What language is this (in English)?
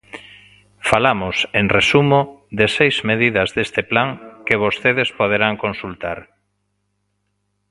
Galician